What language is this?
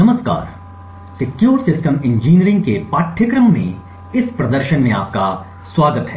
Hindi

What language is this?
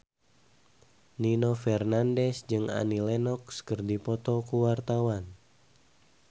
Sundanese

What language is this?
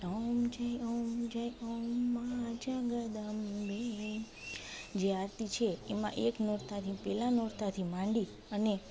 Gujarati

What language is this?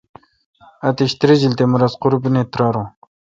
Kalkoti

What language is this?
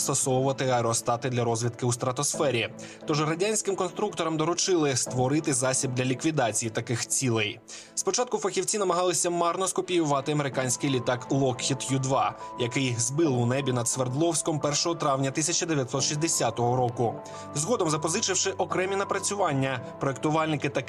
Ukrainian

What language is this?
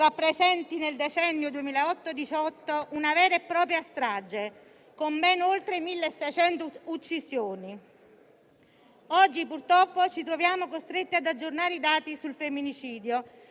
Italian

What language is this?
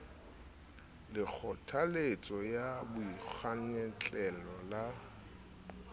Southern Sotho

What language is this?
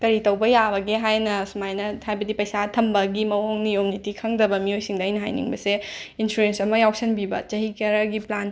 Manipuri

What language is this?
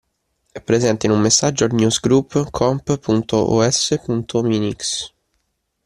Italian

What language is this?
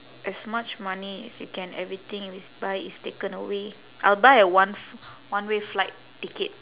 English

